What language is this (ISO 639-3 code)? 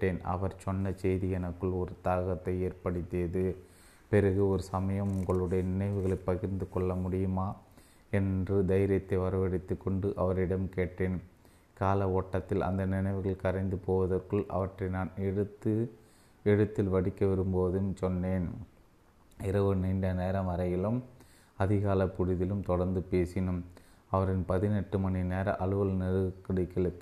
tam